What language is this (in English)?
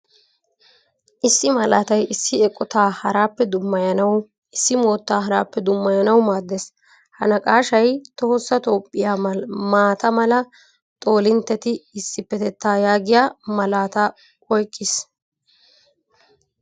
Wolaytta